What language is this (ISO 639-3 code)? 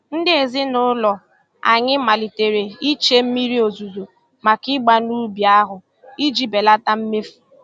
ibo